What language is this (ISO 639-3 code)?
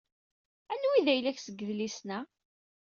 kab